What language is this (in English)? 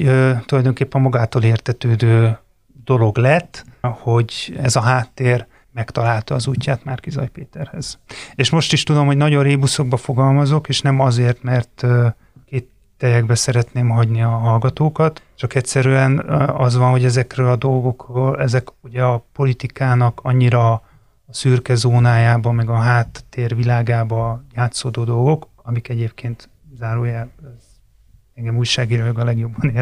Hungarian